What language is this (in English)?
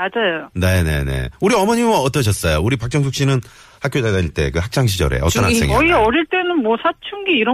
Korean